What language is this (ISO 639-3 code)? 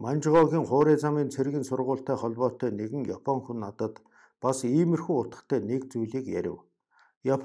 kor